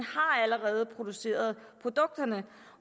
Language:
Danish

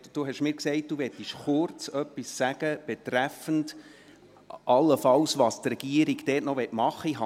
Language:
Swiss German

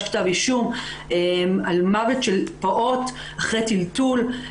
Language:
Hebrew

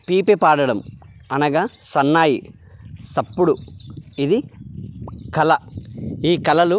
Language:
Telugu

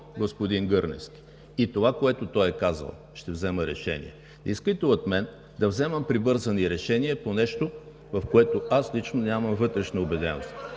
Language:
Bulgarian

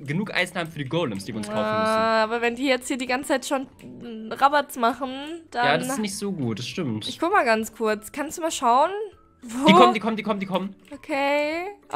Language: German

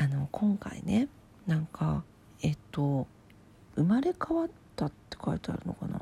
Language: Japanese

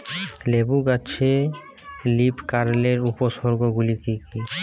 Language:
Bangla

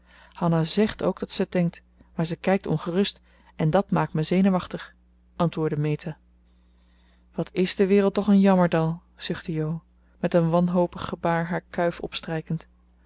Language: Dutch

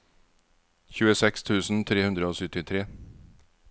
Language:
Norwegian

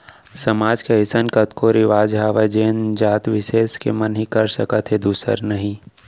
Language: Chhattisgarhi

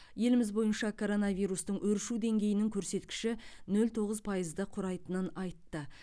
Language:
Kazakh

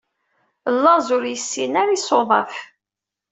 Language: Kabyle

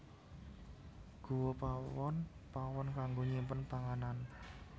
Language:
Javanese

